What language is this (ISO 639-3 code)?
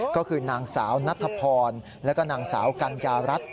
tha